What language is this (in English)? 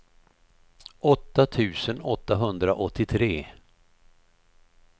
Swedish